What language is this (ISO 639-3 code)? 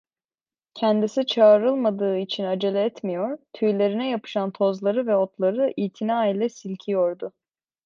tur